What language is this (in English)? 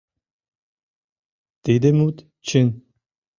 Mari